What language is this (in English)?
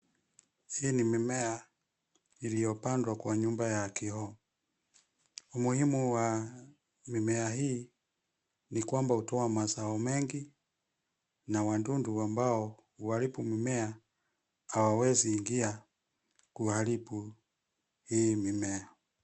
Swahili